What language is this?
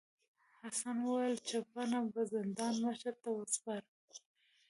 Pashto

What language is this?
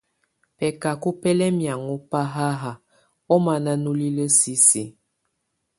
Tunen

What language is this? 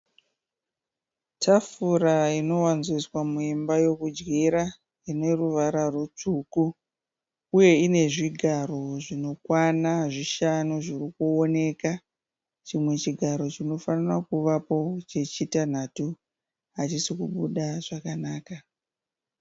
Shona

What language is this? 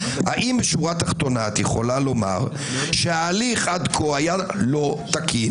Hebrew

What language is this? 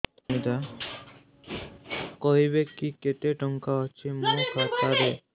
Odia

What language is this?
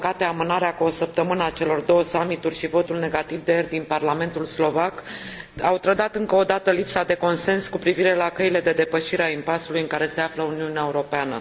Romanian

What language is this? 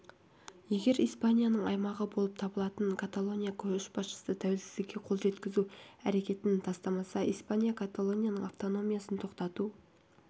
Kazakh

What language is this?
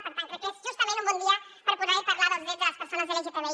Catalan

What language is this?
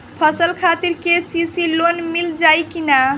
Bhojpuri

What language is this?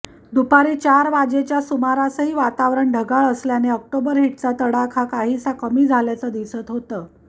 Marathi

